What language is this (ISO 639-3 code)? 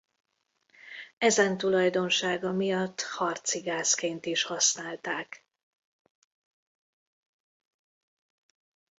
hun